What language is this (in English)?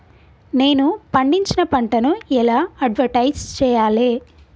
Telugu